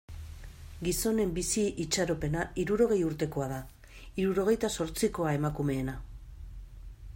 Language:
Basque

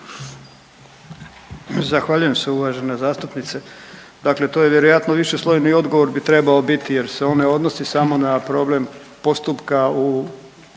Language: Croatian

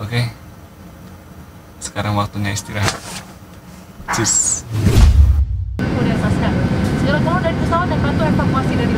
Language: Indonesian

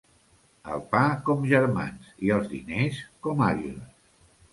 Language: Catalan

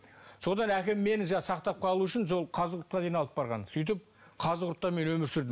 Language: Kazakh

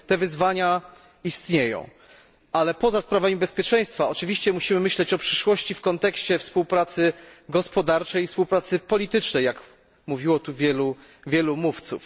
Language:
Polish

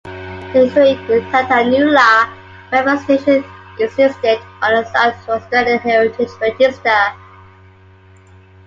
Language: English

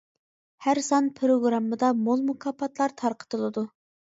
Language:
Uyghur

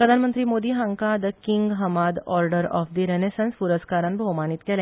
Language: Konkani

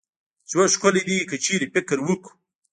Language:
Pashto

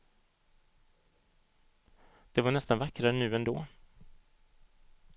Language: Swedish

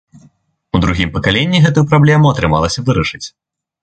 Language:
Belarusian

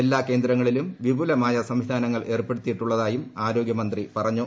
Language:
Malayalam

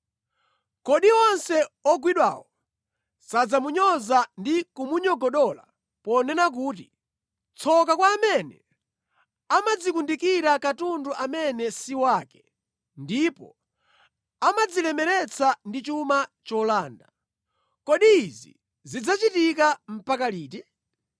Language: Nyanja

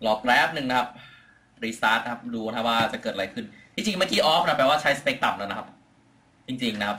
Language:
Thai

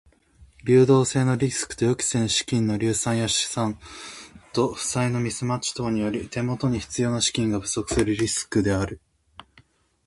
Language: Japanese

